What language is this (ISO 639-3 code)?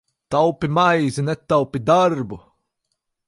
lav